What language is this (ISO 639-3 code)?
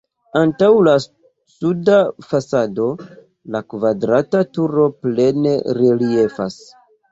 epo